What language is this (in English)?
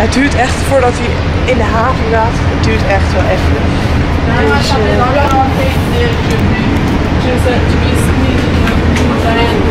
Dutch